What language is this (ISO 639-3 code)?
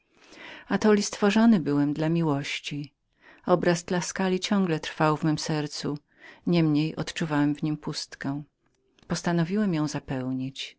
pol